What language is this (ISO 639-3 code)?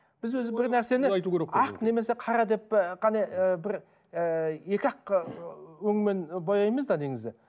kaz